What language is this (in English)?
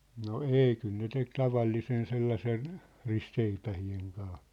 Finnish